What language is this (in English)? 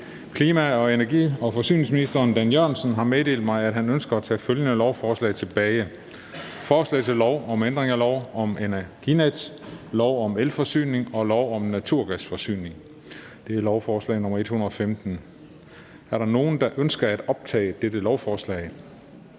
Danish